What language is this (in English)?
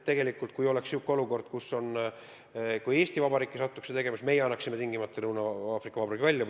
Estonian